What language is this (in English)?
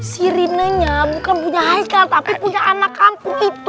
Indonesian